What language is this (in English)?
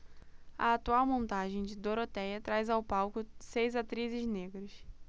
Portuguese